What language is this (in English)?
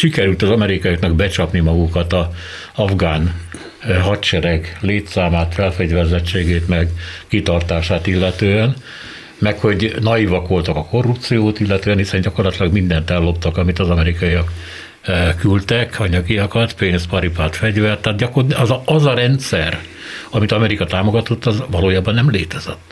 Hungarian